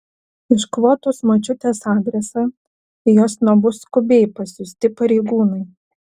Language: Lithuanian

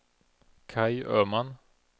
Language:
Swedish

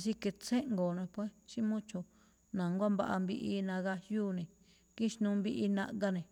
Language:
Malinaltepec Me'phaa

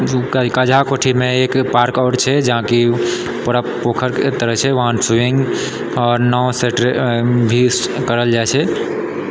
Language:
Maithili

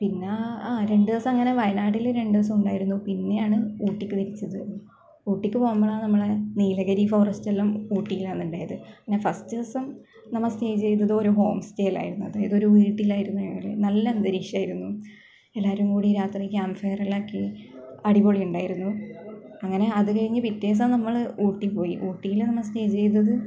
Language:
Malayalam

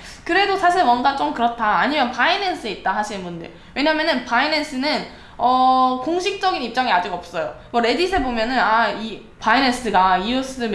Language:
Korean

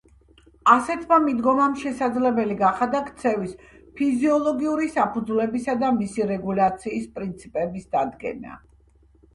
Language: Georgian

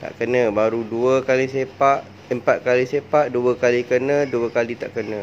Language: Malay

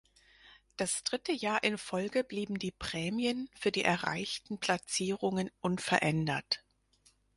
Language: German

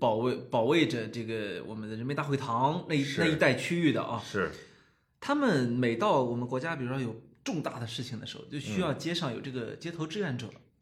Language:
Chinese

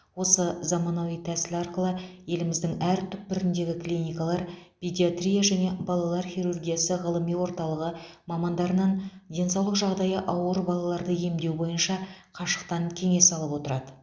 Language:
Kazakh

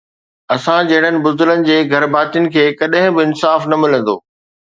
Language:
Sindhi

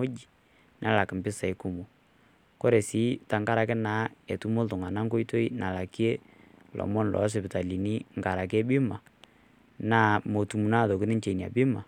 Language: Masai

